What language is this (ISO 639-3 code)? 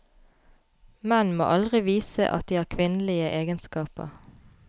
nor